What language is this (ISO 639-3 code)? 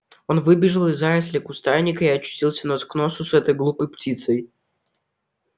rus